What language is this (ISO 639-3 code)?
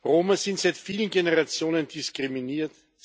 deu